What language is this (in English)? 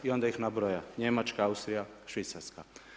Croatian